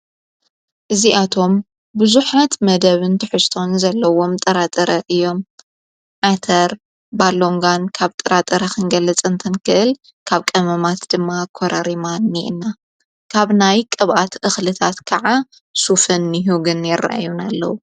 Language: Tigrinya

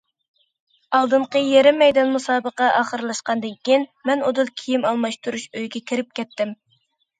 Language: Uyghur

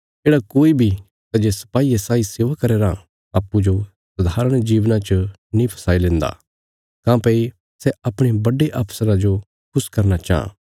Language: Bilaspuri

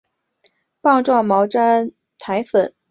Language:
Chinese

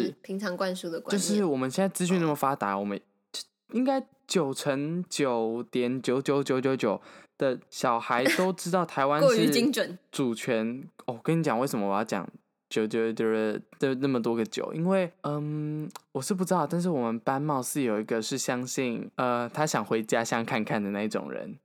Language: Chinese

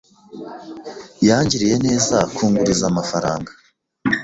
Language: Kinyarwanda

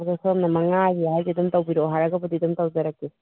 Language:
Manipuri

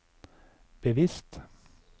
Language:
Norwegian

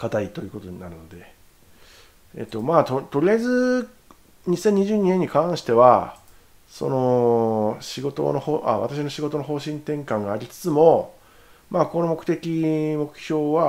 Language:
Japanese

